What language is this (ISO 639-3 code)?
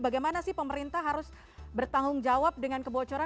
ind